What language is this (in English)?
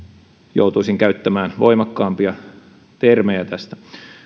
Finnish